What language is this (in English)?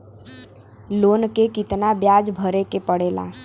Bhojpuri